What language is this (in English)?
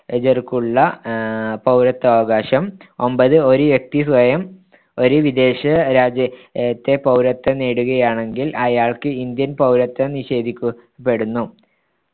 Malayalam